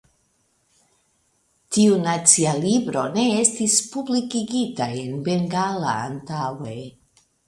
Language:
Esperanto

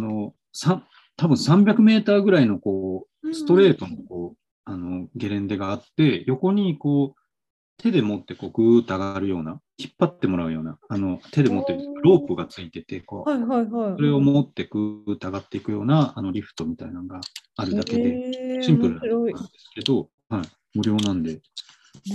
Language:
Japanese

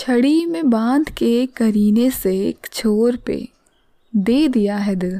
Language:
Hindi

